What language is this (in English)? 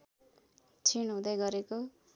Nepali